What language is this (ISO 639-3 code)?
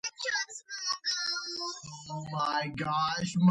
kat